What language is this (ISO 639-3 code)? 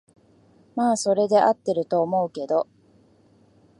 jpn